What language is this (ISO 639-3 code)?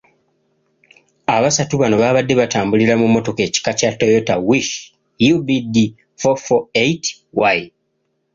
lug